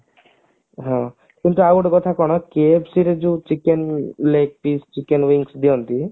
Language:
Odia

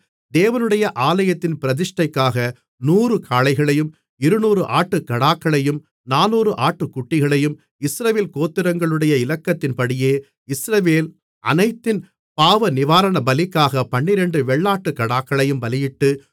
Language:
Tamil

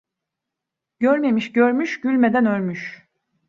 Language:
Turkish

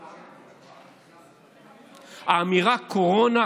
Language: Hebrew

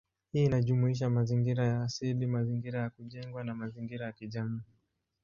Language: Swahili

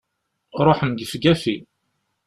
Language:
Kabyle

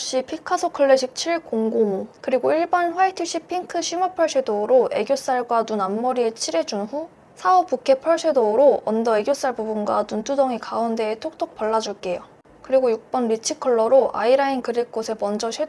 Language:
Korean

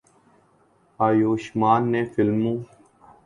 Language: Urdu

